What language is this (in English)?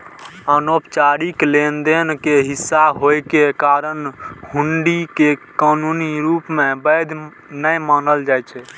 Maithili